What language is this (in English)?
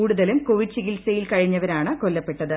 Malayalam